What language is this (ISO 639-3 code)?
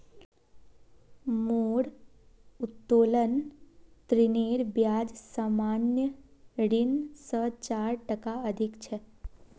mag